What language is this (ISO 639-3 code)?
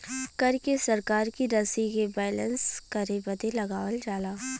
bho